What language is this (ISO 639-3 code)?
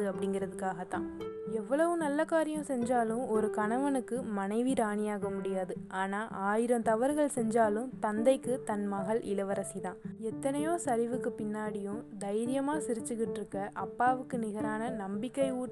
tam